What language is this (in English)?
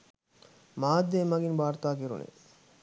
Sinhala